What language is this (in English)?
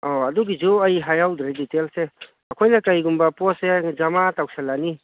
Manipuri